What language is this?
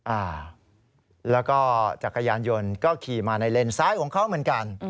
Thai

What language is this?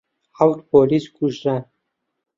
Central Kurdish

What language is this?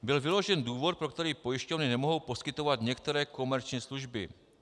Czech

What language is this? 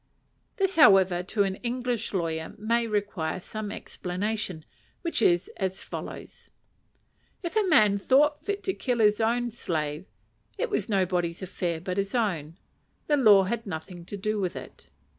English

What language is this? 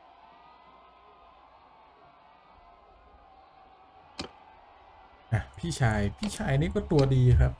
Thai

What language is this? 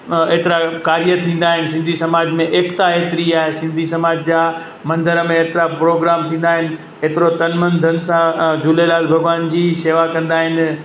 Sindhi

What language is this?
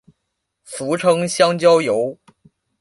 Chinese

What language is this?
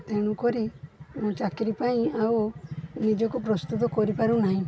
Odia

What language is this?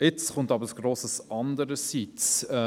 Swiss German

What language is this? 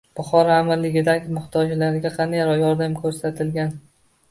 Uzbek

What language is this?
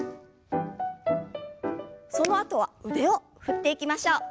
Japanese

